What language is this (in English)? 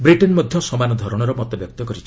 Odia